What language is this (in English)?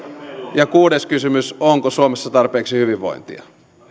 Finnish